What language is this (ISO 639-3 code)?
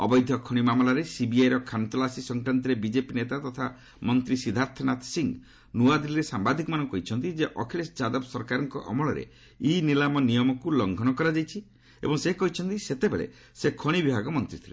ori